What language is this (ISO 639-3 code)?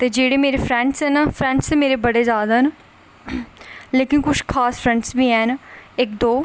doi